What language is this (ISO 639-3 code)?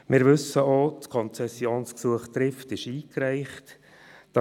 gsw